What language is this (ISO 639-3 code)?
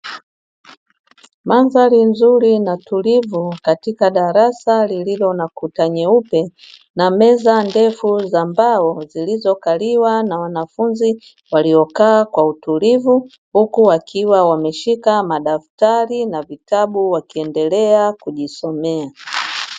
swa